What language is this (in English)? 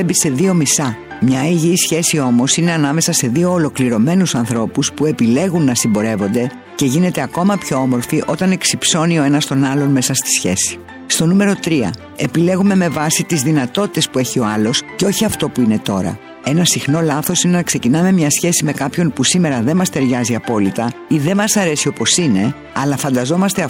Greek